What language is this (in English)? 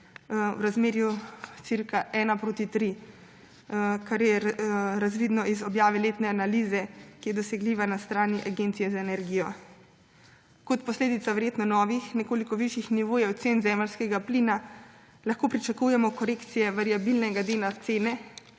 Slovenian